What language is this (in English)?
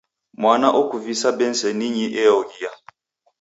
Taita